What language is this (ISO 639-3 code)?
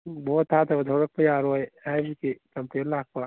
mni